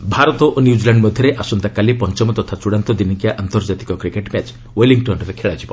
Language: Odia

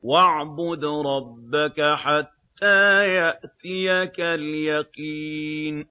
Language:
Arabic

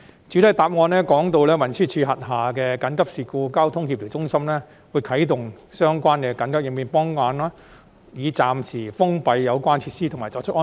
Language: Cantonese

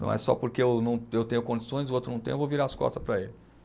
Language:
Portuguese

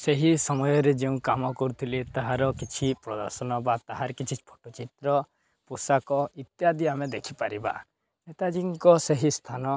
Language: Odia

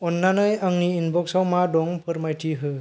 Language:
Bodo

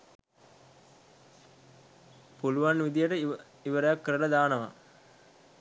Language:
Sinhala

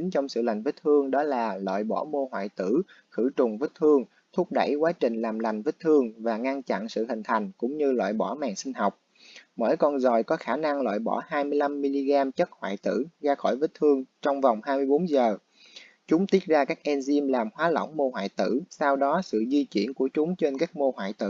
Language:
Vietnamese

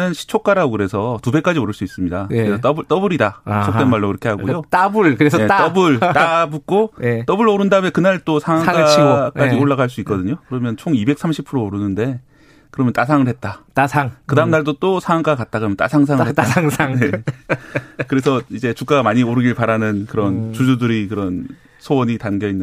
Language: Korean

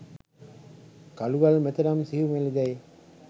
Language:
Sinhala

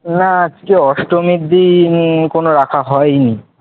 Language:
Bangla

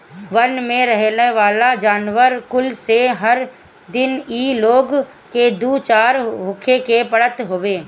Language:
Bhojpuri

